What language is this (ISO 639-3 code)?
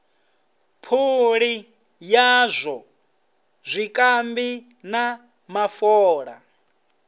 ven